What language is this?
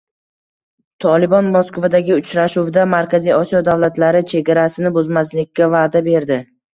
Uzbek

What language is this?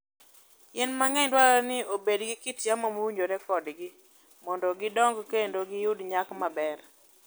Luo (Kenya and Tanzania)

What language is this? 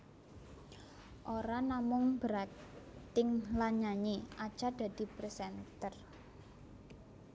Javanese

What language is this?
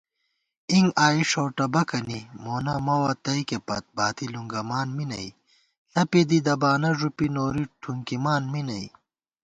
Gawar-Bati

